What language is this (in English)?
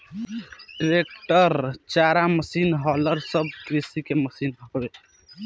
Bhojpuri